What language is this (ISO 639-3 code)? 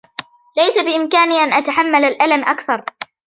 ara